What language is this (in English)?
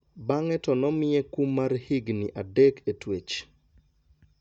Luo (Kenya and Tanzania)